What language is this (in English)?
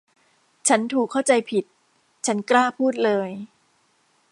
Thai